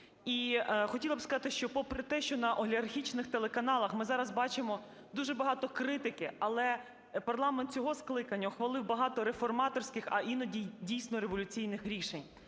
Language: Ukrainian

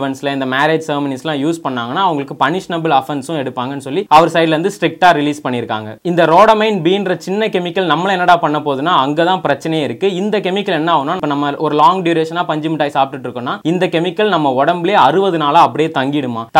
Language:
Tamil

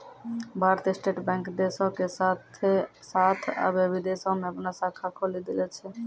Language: Maithili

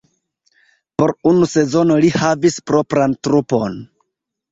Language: Esperanto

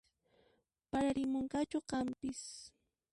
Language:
Puno Quechua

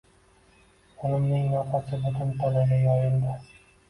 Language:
Uzbek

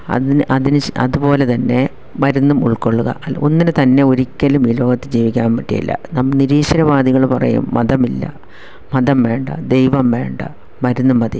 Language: Malayalam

